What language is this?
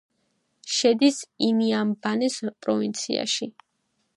Georgian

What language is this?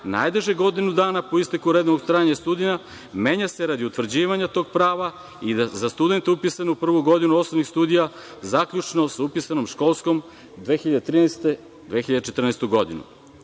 Serbian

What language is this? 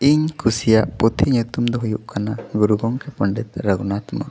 Santali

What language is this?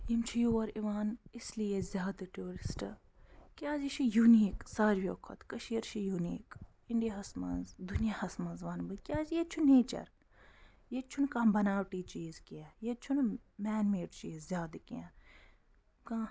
Kashmiri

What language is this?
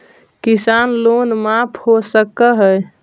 Magahi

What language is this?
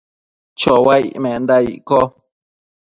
Matsés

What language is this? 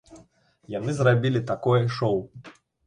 Belarusian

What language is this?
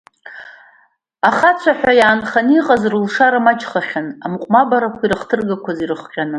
Abkhazian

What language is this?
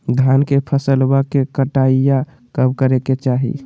Magahi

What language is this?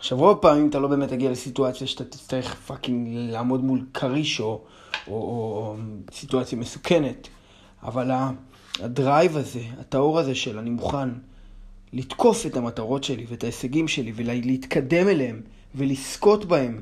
Hebrew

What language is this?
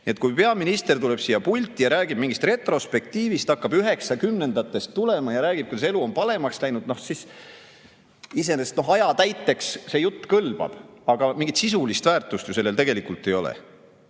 Estonian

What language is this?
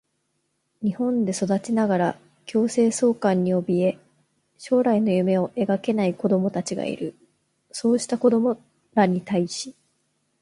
Japanese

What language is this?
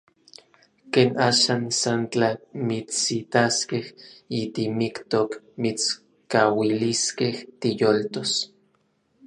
Orizaba Nahuatl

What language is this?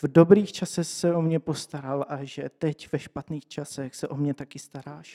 Czech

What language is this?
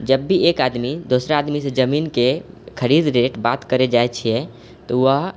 Maithili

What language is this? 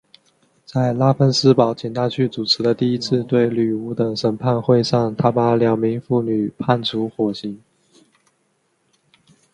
Chinese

